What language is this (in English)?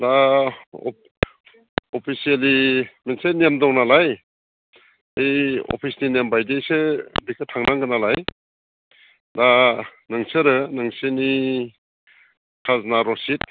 Bodo